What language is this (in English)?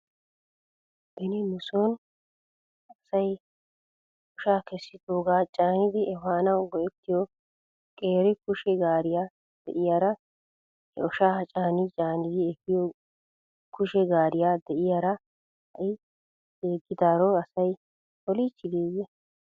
Wolaytta